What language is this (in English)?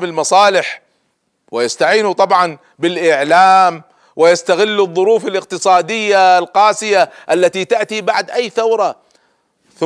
Arabic